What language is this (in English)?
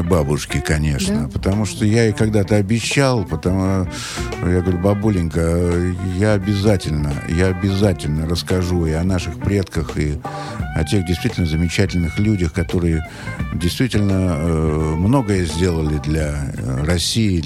Russian